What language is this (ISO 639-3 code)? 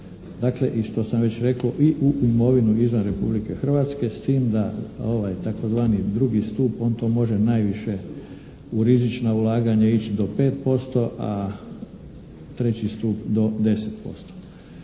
hrv